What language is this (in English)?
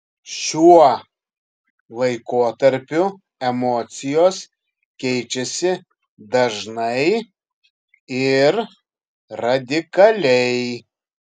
Lithuanian